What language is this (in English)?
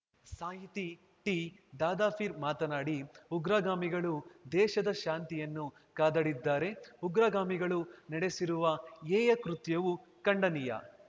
Kannada